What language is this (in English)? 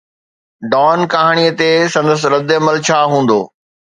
Sindhi